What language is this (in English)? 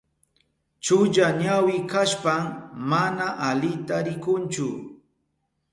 Southern Pastaza Quechua